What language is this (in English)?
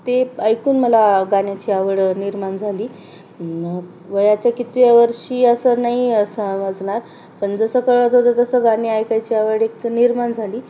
Marathi